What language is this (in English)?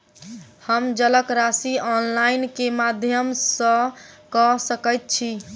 Maithili